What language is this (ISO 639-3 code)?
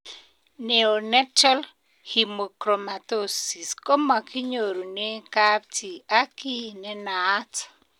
kln